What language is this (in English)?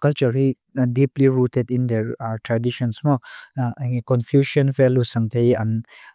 Mizo